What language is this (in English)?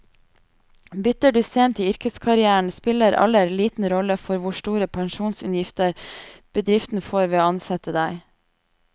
Norwegian